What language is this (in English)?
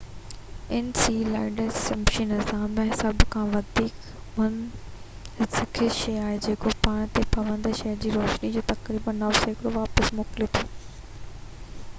Sindhi